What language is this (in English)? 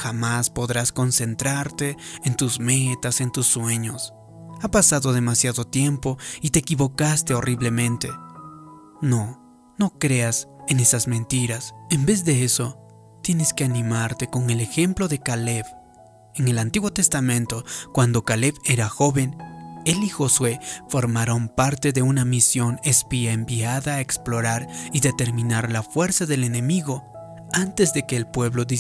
Spanish